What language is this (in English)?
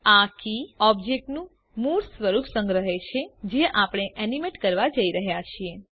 Gujarati